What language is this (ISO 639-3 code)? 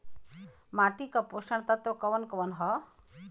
bho